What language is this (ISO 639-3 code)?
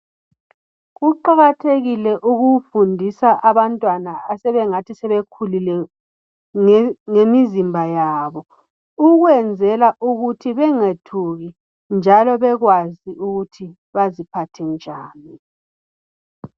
nde